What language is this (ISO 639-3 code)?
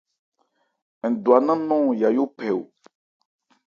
ebr